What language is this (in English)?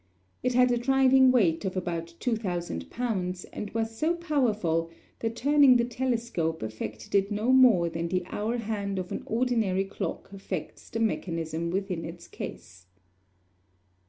English